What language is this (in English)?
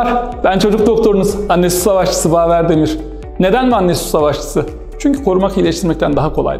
Turkish